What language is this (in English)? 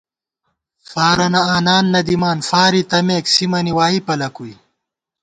Gawar-Bati